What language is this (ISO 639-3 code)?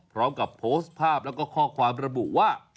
tha